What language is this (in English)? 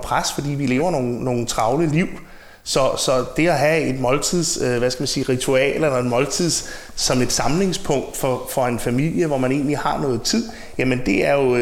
Danish